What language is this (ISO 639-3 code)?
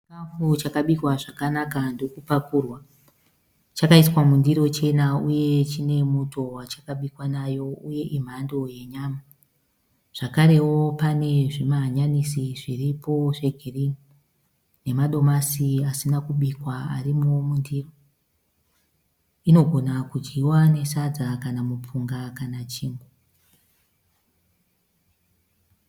sna